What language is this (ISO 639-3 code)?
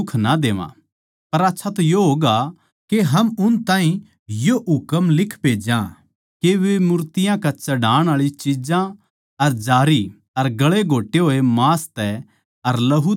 bgc